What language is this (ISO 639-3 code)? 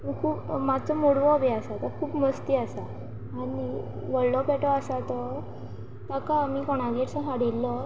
kok